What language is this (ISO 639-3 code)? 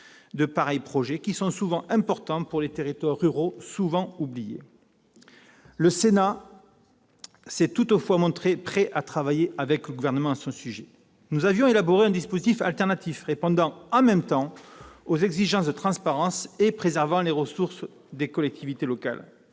fra